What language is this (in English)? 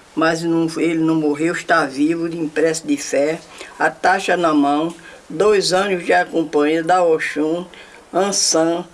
Portuguese